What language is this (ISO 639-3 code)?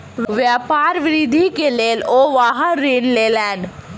mai